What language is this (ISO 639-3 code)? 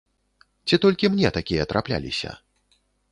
bel